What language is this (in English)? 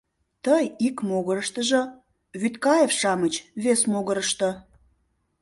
Mari